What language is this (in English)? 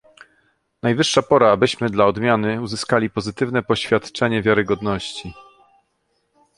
Polish